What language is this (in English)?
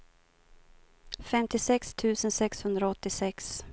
Swedish